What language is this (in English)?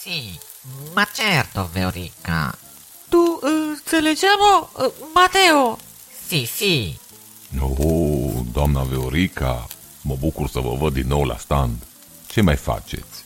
Romanian